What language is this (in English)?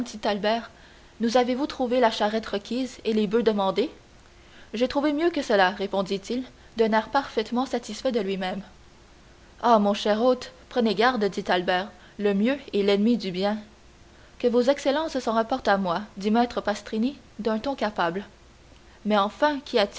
French